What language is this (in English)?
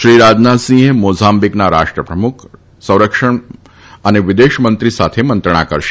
Gujarati